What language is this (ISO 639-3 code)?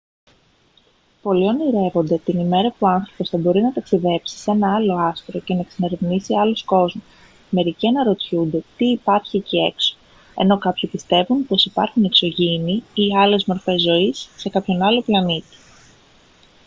ell